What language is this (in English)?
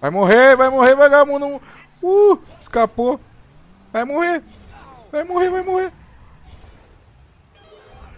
Portuguese